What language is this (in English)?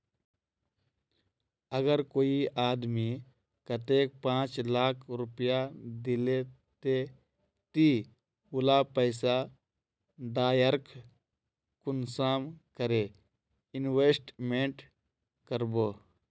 Magahi